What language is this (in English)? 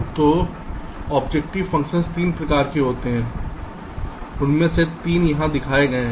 Hindi